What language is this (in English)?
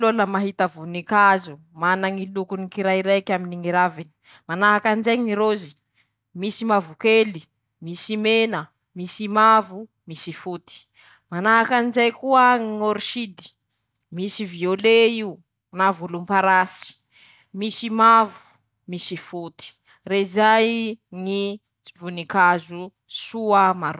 Masikoro Malagasy